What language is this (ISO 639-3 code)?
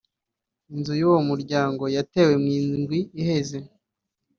kin